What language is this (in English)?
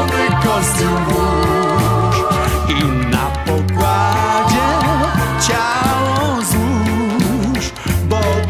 Polish